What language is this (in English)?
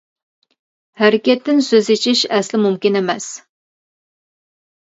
Uyghur